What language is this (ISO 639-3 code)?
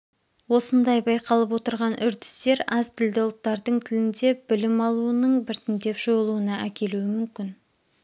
kaz